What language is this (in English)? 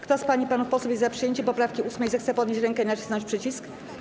Polish